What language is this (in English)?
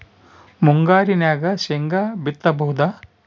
Kannada